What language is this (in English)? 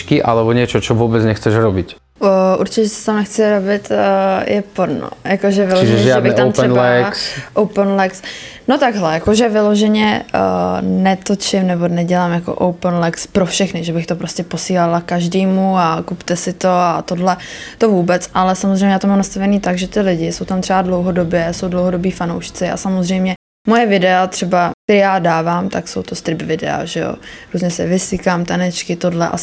Czech